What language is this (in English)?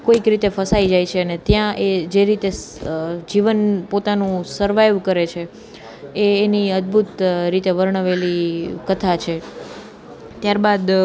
Gujarati